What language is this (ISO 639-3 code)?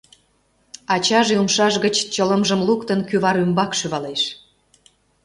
chm